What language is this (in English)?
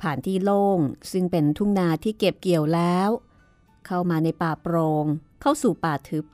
Thai